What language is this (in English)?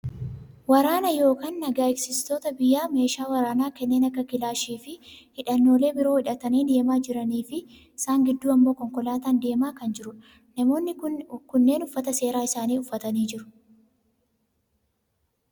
Oromo